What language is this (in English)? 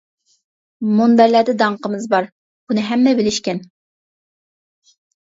Uyghur